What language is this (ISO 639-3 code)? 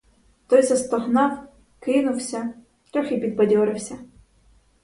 ukr